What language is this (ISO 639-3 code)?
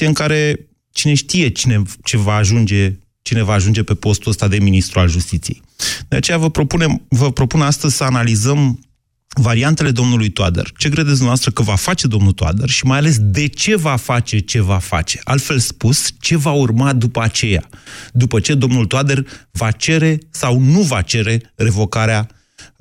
ron